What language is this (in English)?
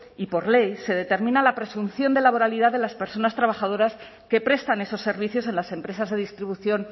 Spanish